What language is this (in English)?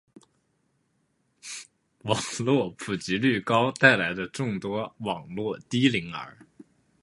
Chinese